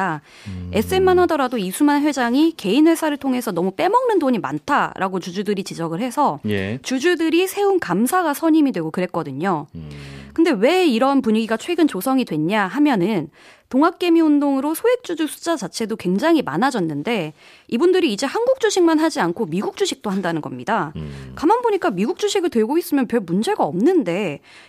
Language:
Korean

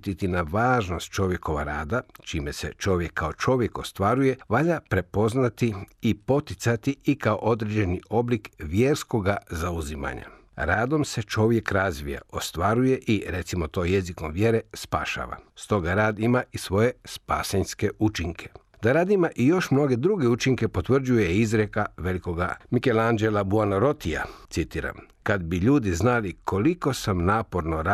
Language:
Croatian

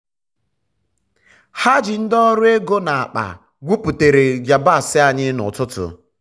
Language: Igbo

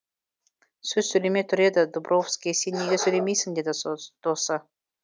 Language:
Kazakh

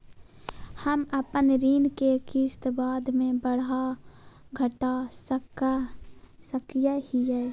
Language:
Magahi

